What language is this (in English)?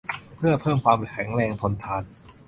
Thai